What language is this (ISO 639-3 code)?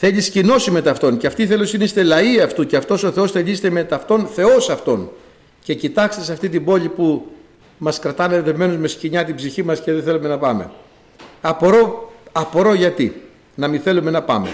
ell